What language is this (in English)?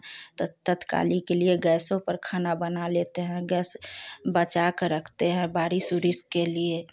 Hindi